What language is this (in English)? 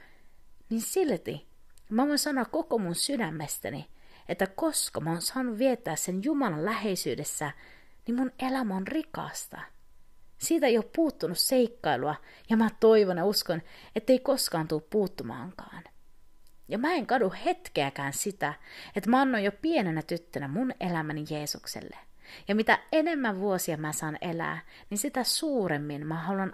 Finnish